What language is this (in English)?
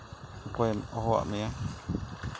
Santali